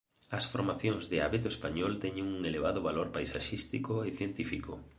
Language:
Galician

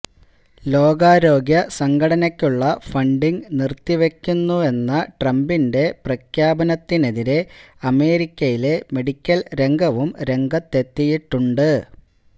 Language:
Malayalam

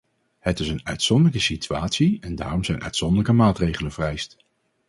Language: Dutch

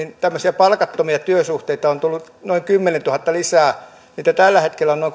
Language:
Finnish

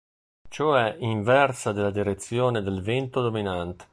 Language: Italian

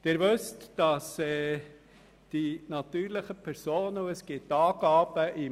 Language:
Swiss German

